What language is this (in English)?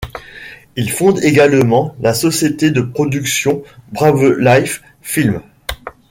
French